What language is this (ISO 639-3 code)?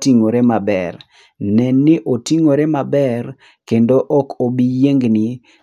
luo